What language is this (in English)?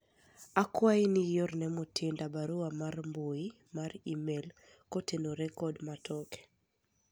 Luo (Kenya and Tanzania)